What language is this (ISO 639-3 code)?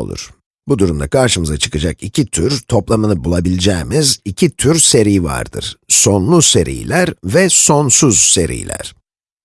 tur